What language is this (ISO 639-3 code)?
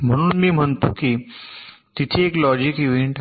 mar